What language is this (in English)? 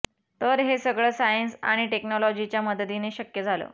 Marathi